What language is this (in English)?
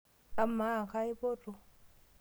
Masai